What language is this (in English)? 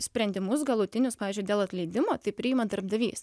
Lithuanian